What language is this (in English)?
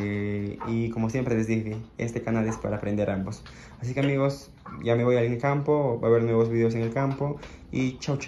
Spanish